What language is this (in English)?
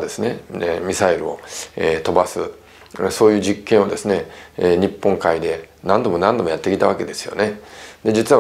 Japanese